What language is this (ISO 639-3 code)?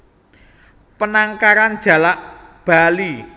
jav